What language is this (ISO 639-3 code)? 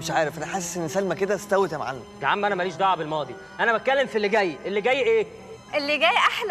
ara